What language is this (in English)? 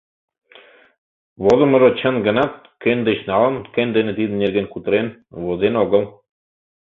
Mari